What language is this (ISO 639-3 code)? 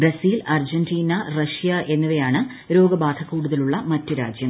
mal